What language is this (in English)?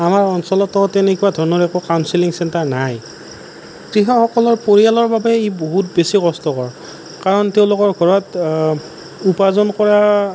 Assamese